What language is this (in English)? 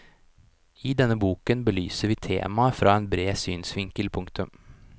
Norwegian